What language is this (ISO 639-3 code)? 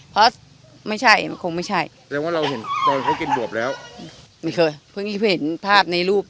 tha